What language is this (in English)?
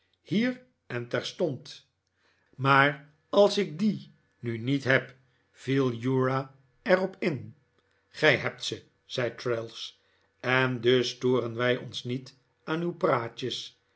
Dutch